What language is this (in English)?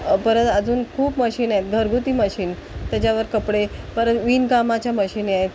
Marathi